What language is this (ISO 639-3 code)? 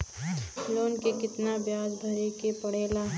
bho